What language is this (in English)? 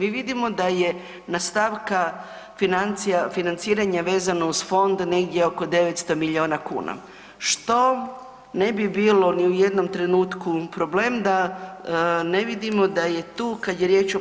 Croatian